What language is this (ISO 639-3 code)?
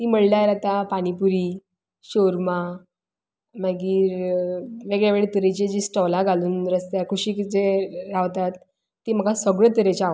kok